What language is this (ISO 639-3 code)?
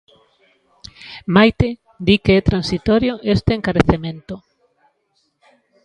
glg